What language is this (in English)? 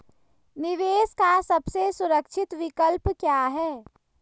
Hindi